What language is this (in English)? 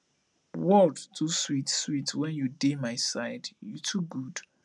Nigerian Pidgin